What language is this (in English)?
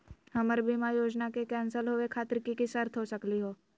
Magahi